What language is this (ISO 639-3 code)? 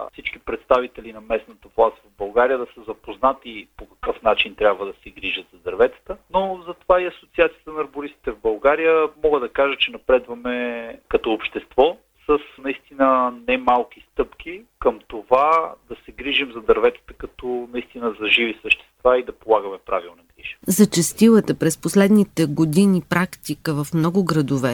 bul